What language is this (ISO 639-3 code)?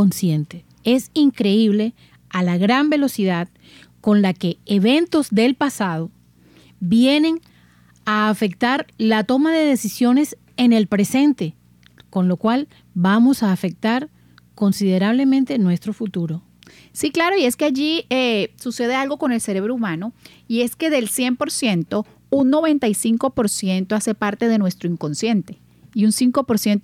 spa